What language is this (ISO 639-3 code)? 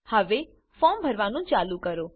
guj